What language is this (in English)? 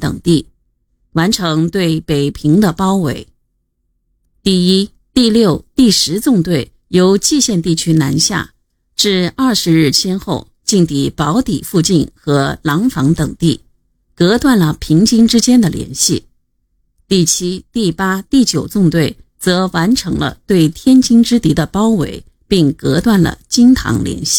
Chinese